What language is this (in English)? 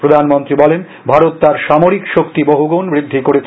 Bangla